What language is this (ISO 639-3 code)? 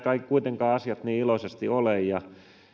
fin